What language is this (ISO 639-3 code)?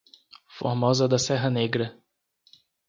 por